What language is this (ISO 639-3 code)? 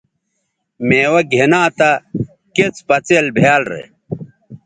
btv